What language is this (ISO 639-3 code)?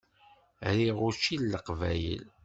kab